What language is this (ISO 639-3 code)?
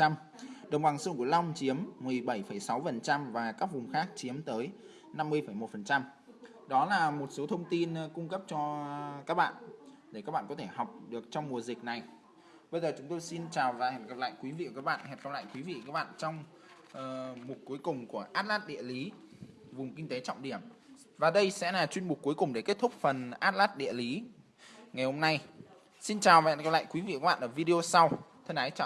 vie